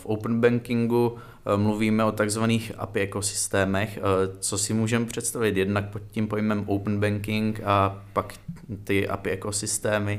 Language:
Czech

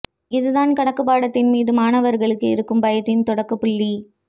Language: Tamil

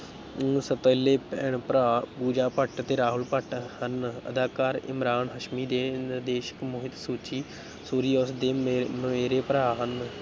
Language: Punjabi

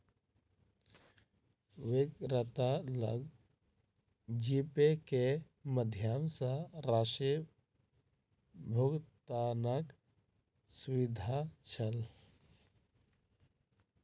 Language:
Maithili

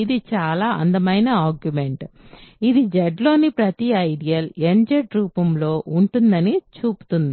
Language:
Telugu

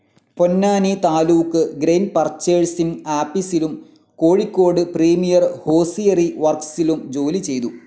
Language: Malayalam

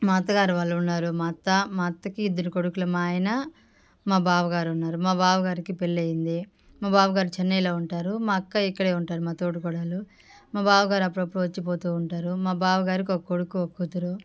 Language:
Telugu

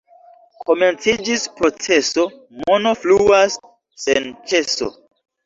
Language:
Esperanto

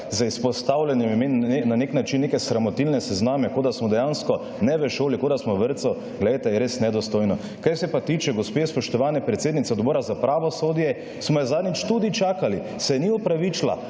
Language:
Slovenian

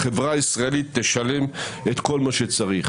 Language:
Hebrew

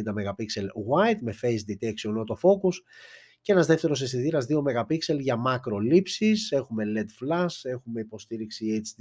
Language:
Greek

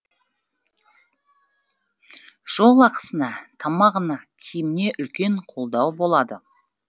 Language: Kazakh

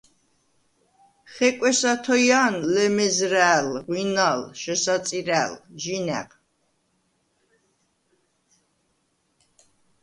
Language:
Svan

